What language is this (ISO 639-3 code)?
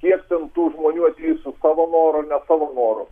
lit